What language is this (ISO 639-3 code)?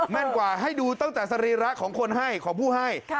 tha